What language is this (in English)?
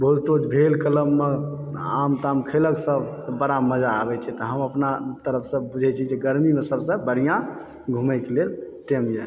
Maithili